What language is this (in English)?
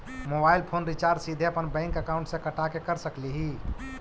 Magahi